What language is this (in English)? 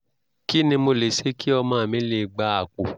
Yoruba